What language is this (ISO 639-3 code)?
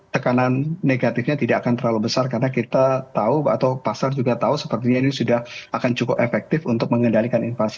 ind